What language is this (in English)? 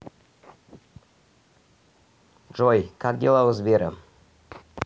Russian